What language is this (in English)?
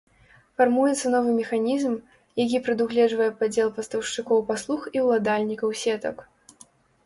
Belarusian